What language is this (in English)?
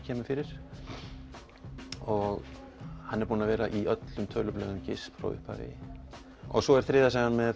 Icelandic